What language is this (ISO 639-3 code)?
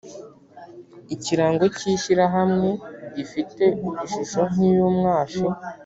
kin